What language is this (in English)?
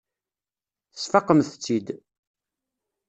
Kabyle